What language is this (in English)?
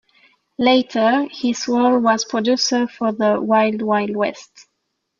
English